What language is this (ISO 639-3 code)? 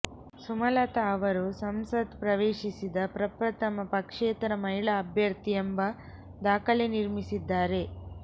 kan